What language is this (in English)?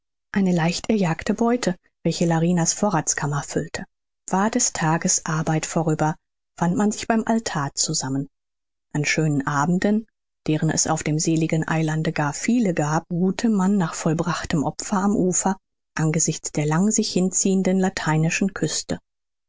German